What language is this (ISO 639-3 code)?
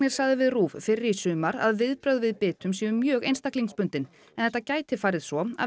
isl